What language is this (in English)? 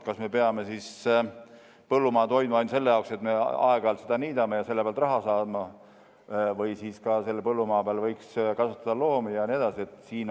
Estonian